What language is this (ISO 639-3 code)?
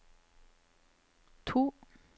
nor